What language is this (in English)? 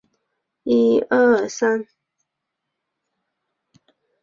Chinese